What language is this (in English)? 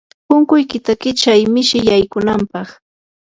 Yanahuanca Pasco Quechua